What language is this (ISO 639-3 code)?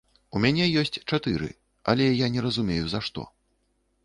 bel